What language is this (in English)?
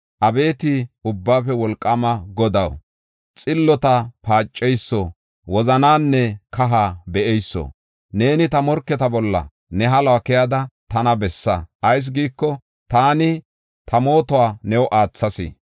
Gofa